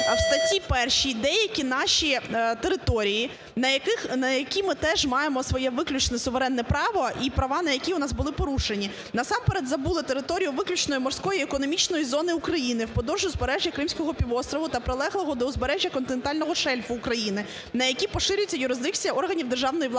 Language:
Ukrainian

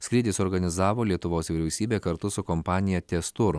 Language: Lithuanian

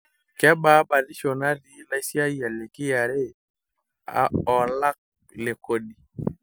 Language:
Masai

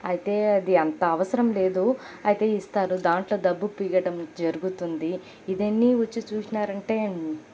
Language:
Telugu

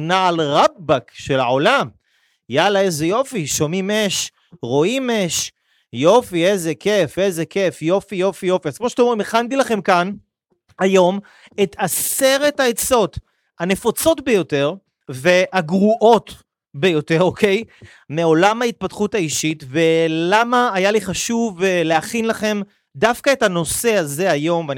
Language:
Hebrew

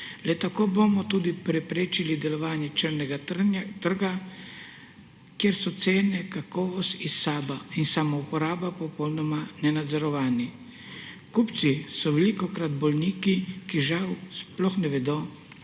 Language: Slovenian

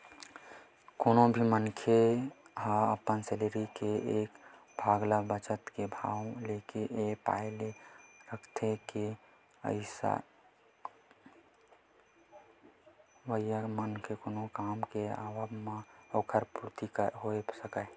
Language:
Chhattisgarhi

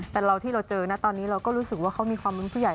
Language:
Thai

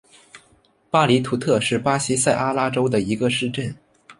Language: Chinese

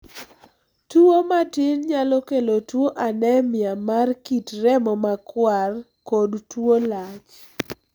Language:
Luo (Kenya and Tanzania)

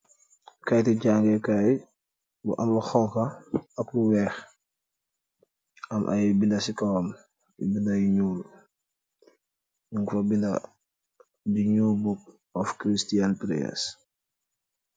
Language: Wolof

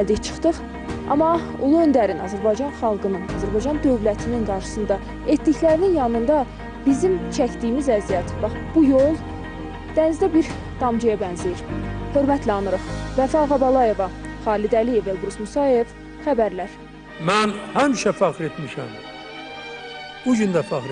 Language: Turkish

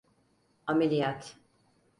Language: Turkish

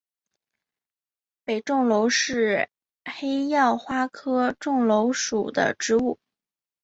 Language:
Chinese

